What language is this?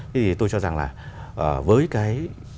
Vietnamese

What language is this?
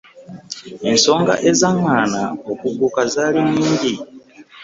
Ganda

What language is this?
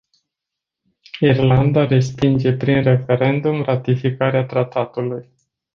Romanian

